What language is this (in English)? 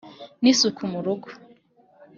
Kinyarwanda